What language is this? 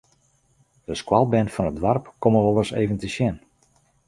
Western Frisian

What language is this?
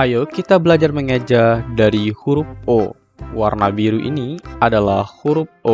Indonesian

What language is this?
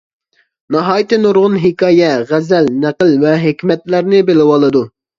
Uyghur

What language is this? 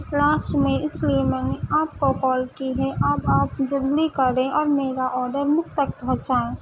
Urdu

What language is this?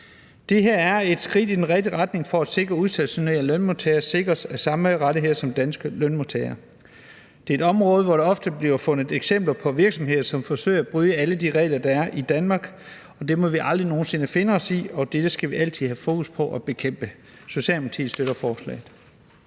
Danish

